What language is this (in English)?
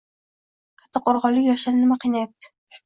Uzbek